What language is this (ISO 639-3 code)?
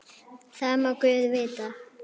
isl